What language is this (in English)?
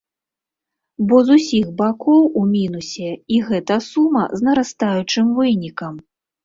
Belarusian